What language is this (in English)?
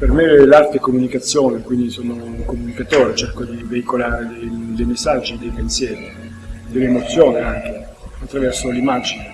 Italian